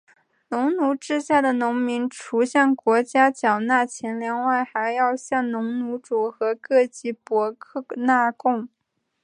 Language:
Chinese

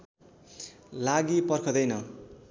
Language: Nepali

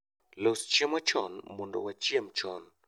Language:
Luo (Kenya and Tanzania)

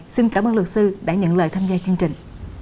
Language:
Vietnamese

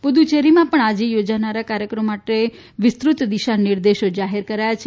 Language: Gujarati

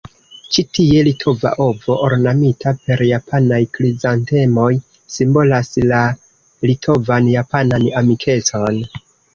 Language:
Esperanto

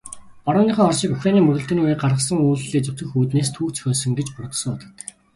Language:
Mongolian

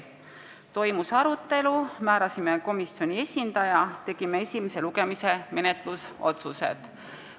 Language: Estonian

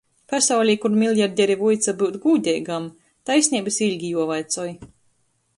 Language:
Latgalian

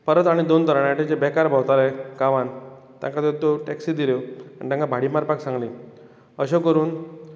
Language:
Konkani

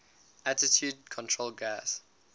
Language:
English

